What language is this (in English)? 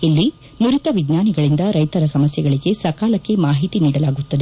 Kannada